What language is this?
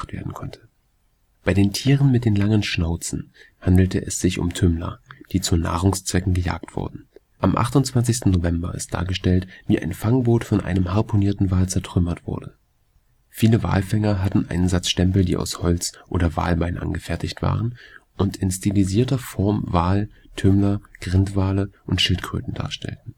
German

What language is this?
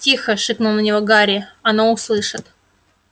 Russian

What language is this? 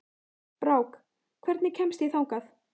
Icelandic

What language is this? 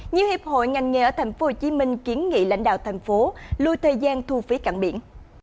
Vietnamese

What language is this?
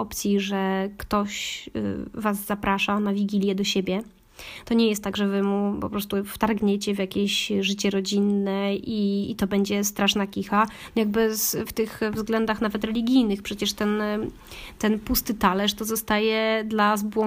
Polish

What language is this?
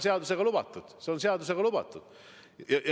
Estonian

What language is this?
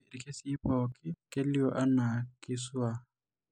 Masai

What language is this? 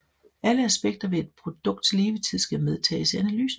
Danish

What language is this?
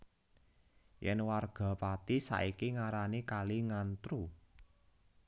Javanese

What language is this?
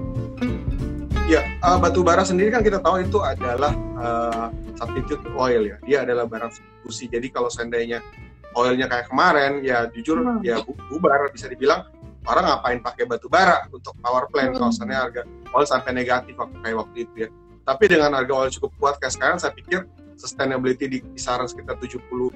Indonesian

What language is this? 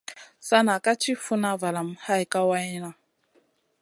Masana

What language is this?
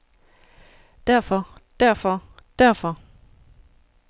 Danish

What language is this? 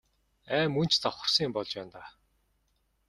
Mongolian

